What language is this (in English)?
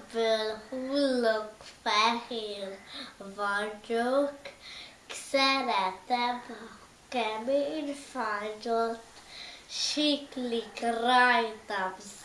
Portuguese